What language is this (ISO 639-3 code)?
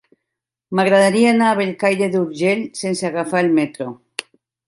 cat